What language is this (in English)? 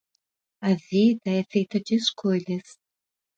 Portuguese